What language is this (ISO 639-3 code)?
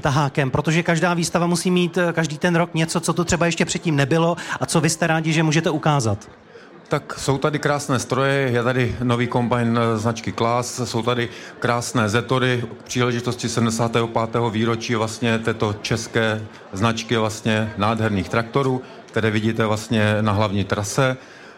ces